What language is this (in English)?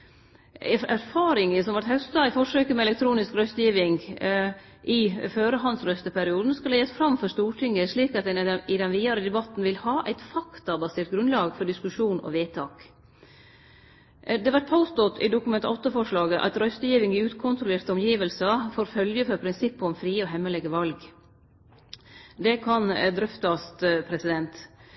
Norwegian Nynorsk